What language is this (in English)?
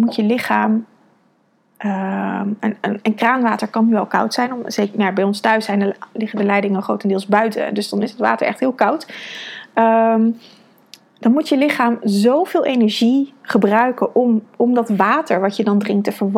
Dutch